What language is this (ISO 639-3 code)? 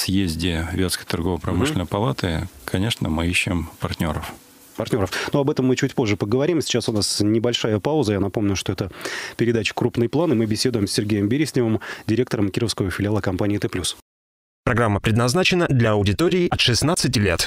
rus